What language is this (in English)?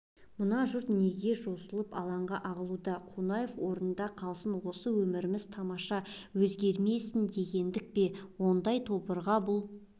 Kazakh